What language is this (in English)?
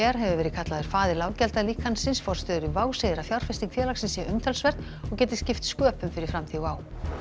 Icelandic